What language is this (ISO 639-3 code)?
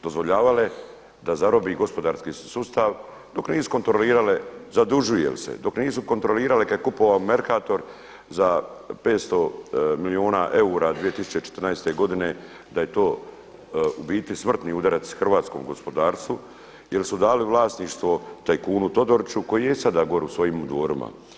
hrv